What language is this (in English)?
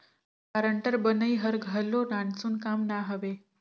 Chhattisgarhi